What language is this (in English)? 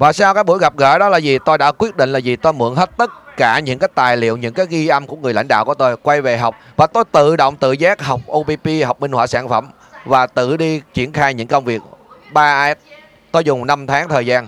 Vietnamese